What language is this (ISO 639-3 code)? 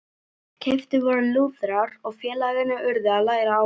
isl